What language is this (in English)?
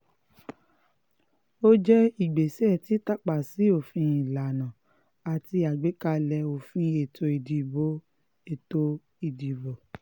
Yoruba